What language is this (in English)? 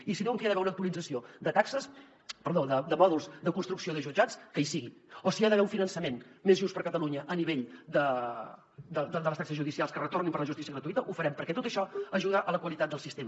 Catalan